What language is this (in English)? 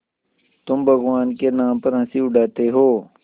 Hindi